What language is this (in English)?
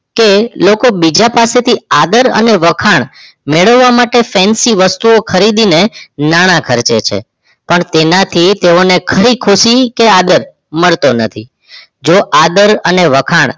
Gujarati